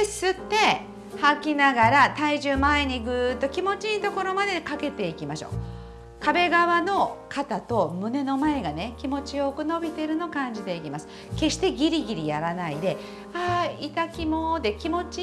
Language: Japanese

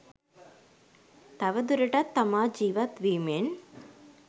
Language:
Sinhala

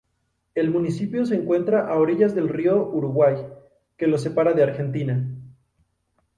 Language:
Spanish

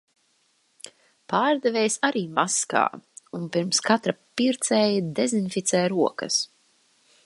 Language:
Latvian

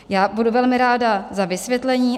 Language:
Czech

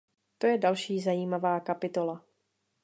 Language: Czech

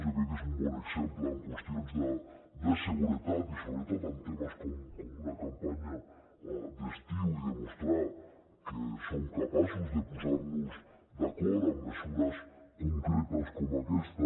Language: Catalan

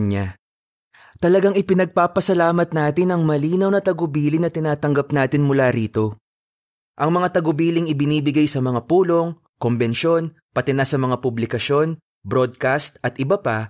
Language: Filipino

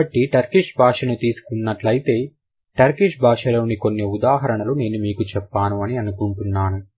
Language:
Telugu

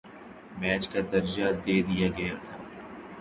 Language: Urdu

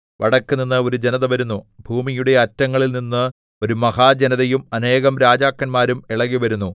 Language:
Malayalam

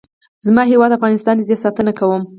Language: Pashto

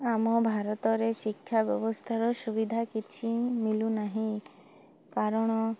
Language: Odia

